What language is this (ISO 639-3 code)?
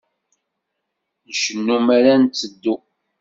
kab